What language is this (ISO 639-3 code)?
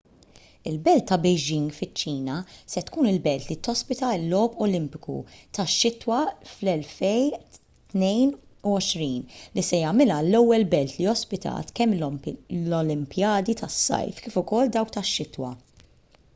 mlt